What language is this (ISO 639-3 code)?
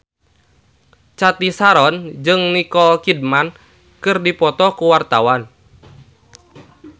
sun